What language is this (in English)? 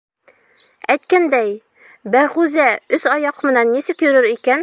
Bashkir